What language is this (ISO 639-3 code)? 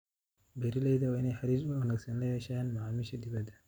som